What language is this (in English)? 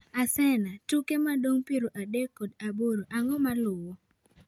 Luo (Kenya and Tanzania)